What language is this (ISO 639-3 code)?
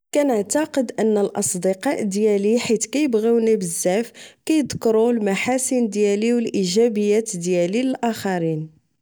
ary